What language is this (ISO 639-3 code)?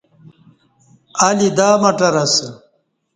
bsh